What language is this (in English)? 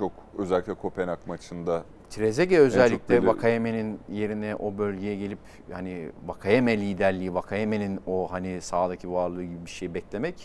Turkish